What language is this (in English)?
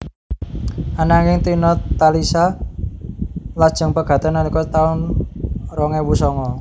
Javanese